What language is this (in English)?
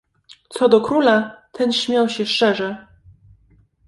Polish